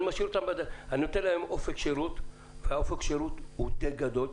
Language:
Hebrew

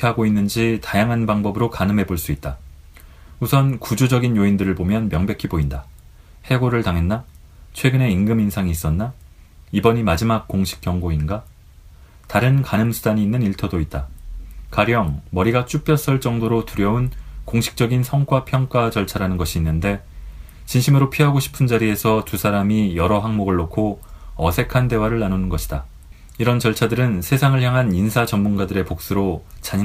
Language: Korean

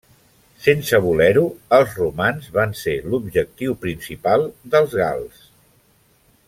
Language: Catalan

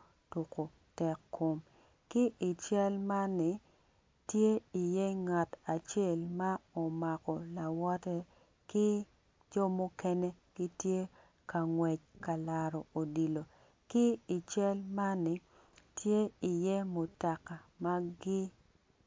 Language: Acoli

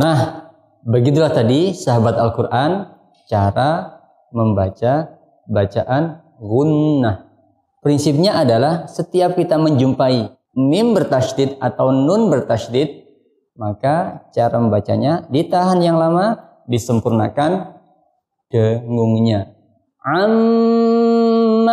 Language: Indonesian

